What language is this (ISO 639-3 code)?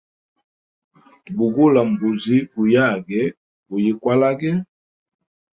hem